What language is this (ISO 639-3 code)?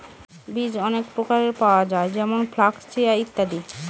ben